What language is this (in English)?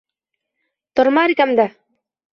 Bashkir